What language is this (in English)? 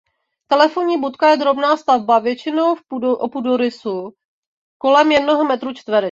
Czech